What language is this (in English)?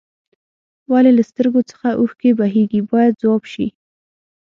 Pashto